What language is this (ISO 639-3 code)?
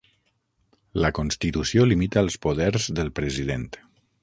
cat